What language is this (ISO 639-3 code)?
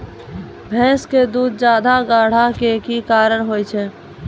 mai